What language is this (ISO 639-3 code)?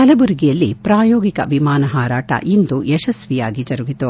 kan